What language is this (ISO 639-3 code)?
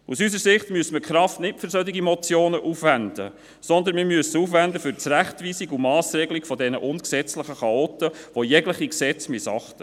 gsw